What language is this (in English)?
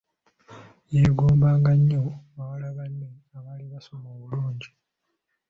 Ganda